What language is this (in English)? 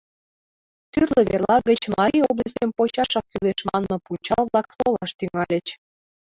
Mari